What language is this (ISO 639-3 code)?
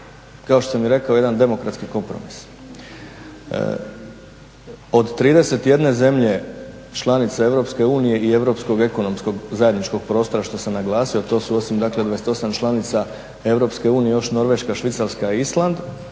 hrv